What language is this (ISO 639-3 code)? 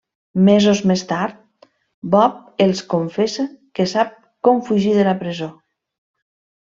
cat